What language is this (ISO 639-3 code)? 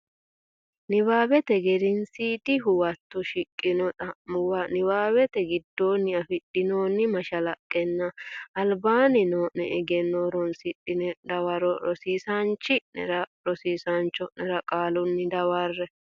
sid